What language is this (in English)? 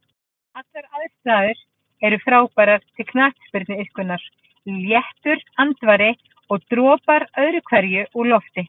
Icelandic